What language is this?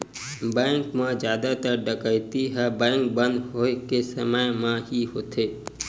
Chhattisgarhi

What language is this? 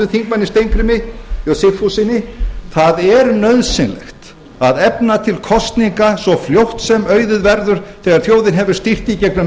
Icelandic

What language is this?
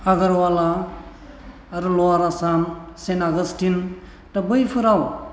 Bodo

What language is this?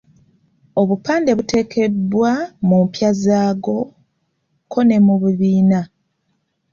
Ganda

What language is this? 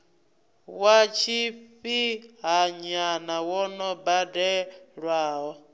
Venda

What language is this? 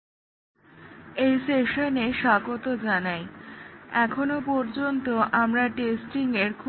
Bangla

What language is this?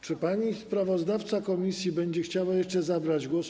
Polish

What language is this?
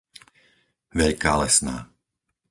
Slovak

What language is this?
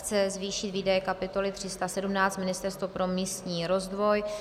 Czech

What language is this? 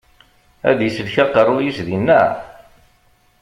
Kabyle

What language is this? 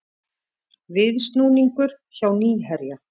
Icelandic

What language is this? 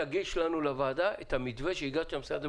Hebrew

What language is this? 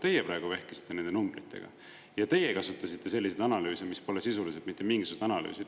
Estonian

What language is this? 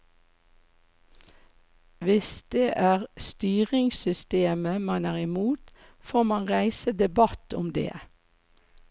Norwegian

